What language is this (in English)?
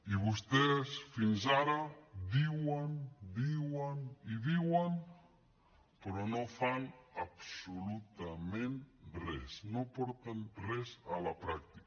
Catalan